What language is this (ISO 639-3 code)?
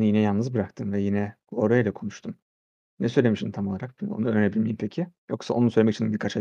tur